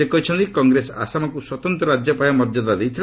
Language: Odia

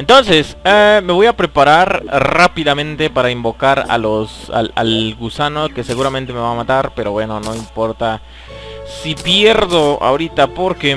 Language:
Spanish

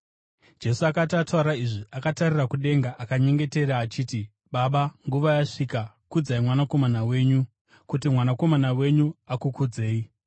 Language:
Shona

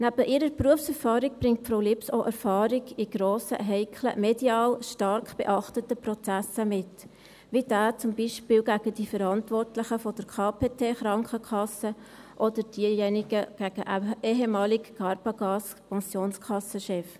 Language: Swiss German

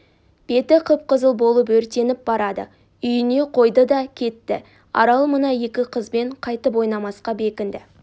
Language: Kazakh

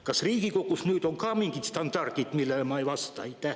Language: Estonian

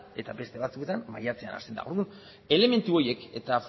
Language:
Basque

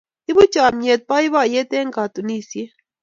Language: Kalenjin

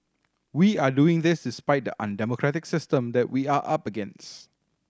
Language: English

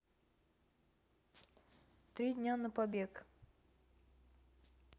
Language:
Russian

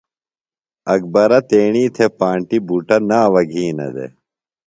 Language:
Phalura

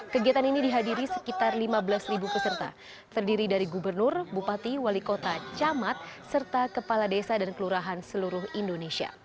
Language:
Indonesian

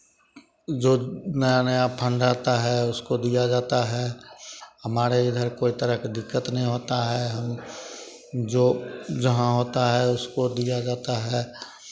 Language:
Hindi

